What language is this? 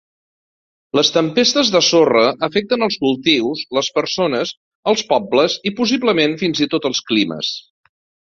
Catalan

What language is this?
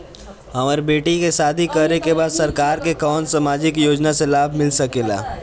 Bhojpuri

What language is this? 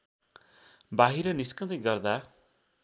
Nepali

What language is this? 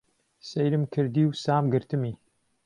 Central Kurdish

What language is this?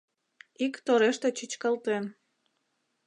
Mari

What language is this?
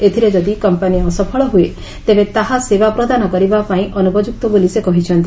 Odia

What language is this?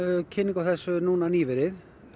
Icelandic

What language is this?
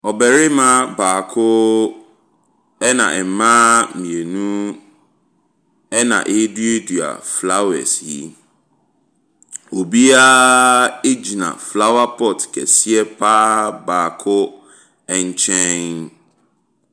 Akan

